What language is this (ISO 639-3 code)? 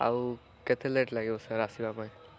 ori